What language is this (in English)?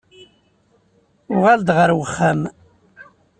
Kabyle